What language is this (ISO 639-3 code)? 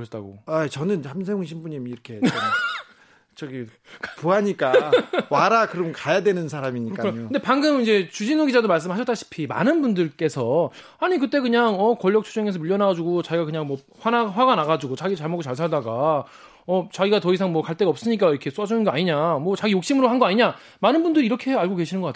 kor